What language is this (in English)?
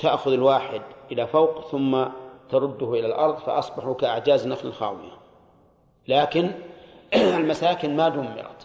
Arabic